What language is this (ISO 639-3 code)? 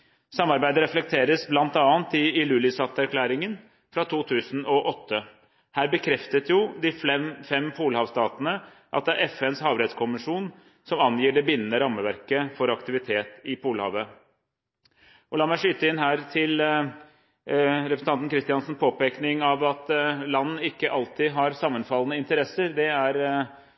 nob